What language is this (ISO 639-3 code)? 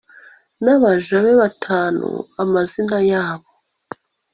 kin